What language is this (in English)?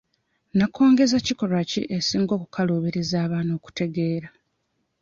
Ganda